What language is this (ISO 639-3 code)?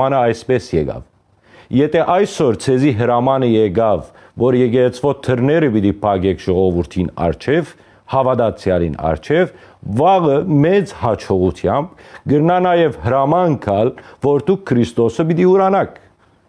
hye